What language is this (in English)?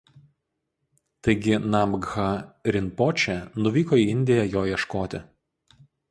Lithuanian